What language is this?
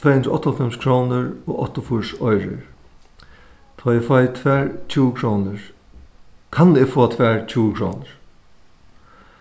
Faroese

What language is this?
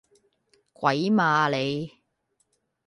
Cantonese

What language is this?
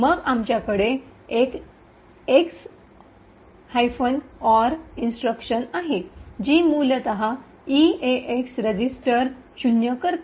Marathi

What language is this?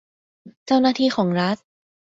Thai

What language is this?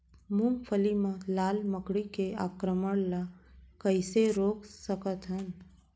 Chhattisgarhi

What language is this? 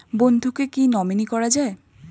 Bangla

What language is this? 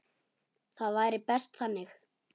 Icelandic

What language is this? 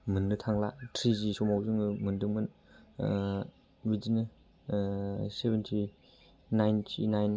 Bodo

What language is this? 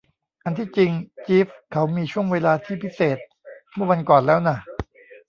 Thai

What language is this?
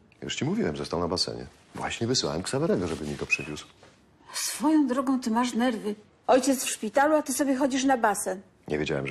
Polish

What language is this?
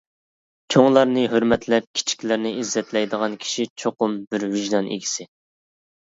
Uyghur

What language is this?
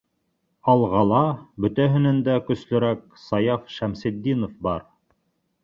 Bashkir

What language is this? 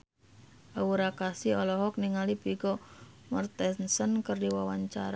Sundanese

